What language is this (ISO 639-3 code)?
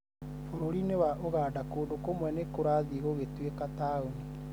kik